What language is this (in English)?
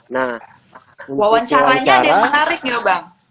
Indonesian